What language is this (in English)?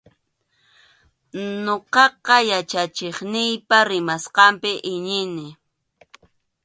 Arequipa-La Unión Quechua